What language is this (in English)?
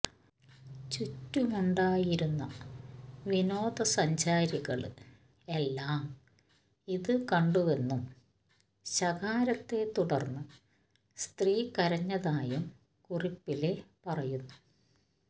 Malayalam